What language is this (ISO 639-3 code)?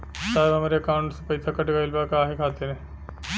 bho